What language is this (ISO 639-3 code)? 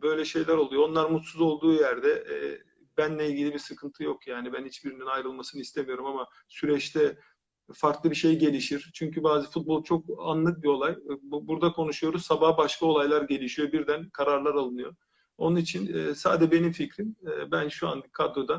tur